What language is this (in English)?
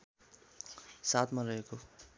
Nepali